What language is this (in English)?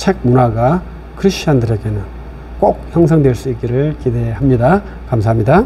Korean